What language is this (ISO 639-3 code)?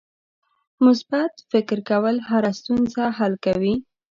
pus